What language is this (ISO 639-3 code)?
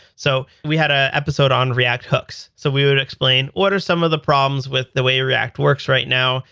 eng